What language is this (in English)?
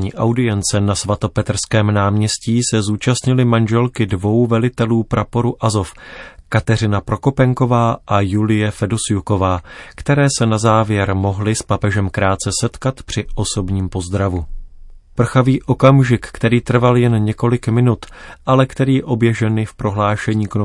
Czech